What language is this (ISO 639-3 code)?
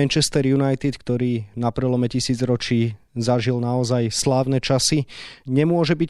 slk